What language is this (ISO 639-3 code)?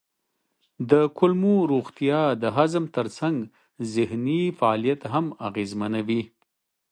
pus